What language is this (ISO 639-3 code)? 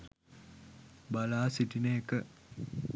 sin